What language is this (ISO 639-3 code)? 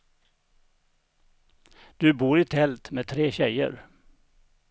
swe